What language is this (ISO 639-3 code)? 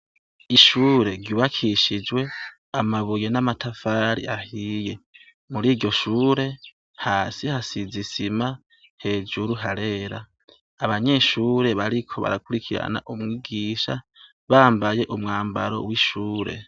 run